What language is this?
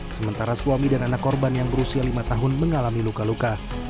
Indonesian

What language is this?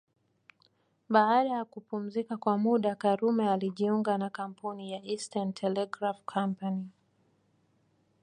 Swahili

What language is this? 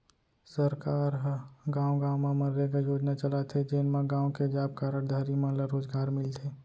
Chhattisgarhi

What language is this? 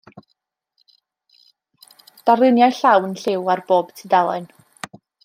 Welsh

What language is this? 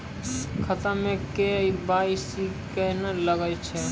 Maithili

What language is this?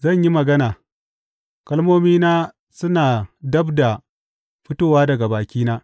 Hausa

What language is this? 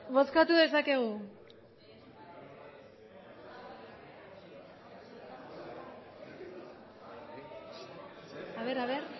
Basque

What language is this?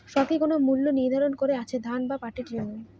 Bangla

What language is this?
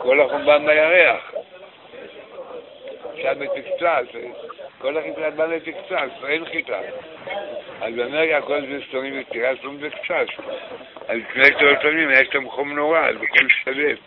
Hebrew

